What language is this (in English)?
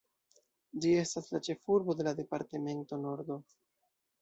Esperanto